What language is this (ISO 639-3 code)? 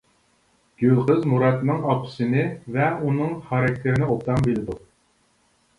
uig